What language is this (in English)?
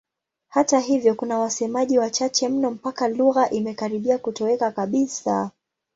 Swahili